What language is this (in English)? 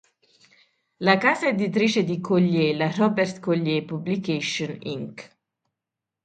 Italian